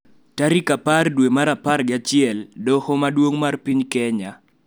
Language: Luo (Kenya and Tanzania)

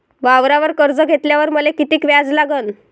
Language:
Marathi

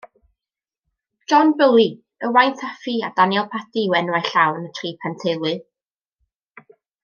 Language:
Welsh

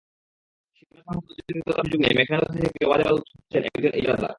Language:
Bangla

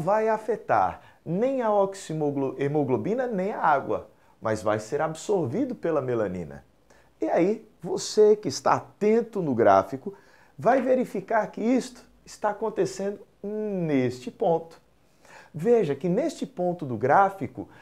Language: Portuguese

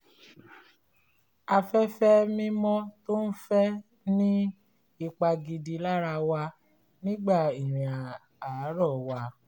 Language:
Yoruba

